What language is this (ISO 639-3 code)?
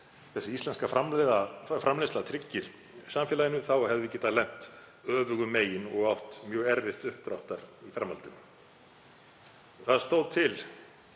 isl